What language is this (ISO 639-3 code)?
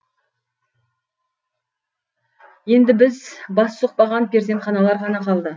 kaz